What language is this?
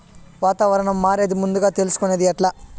Telugu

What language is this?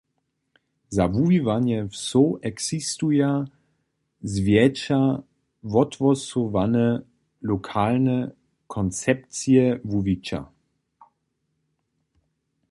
Upper Sorbian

